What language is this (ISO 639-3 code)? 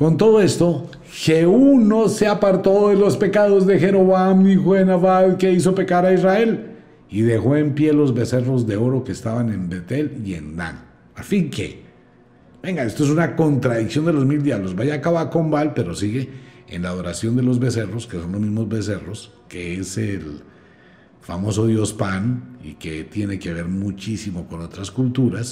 spa